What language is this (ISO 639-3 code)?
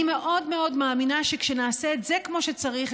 heb